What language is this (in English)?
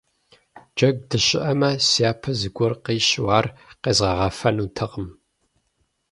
Kabardian